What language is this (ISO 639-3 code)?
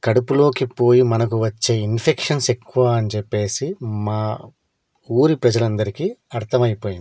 tel